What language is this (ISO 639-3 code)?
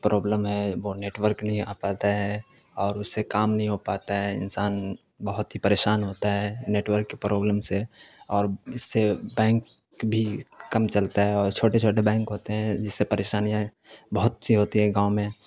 urd